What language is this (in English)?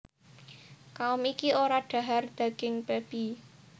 Javanese